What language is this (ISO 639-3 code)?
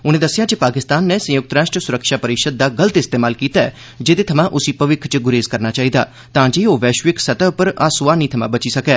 doi